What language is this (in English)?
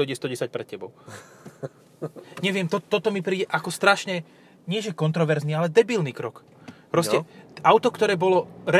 Slovak